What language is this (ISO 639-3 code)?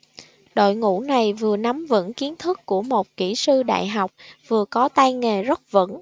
vie